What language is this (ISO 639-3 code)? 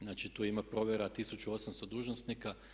hrv